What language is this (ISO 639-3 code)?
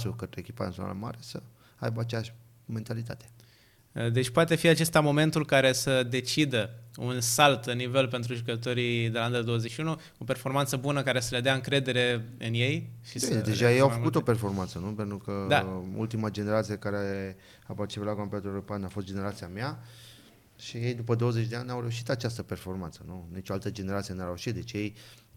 ron